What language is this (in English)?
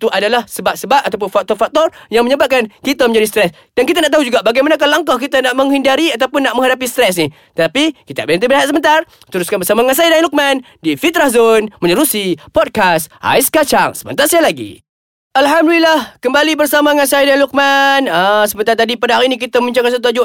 Malay